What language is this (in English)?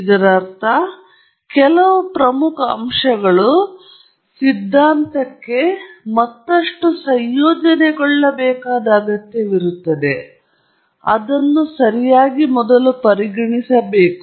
Kannada